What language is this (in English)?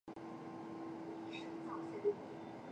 Chinese